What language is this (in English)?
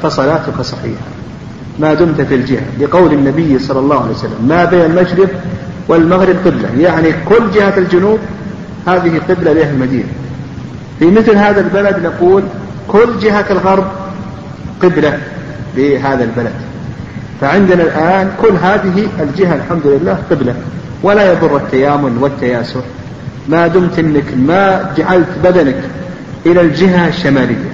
Arabic